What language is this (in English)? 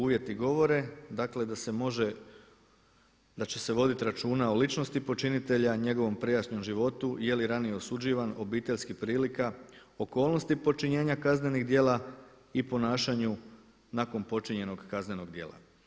Croatian